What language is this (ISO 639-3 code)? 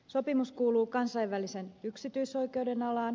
fin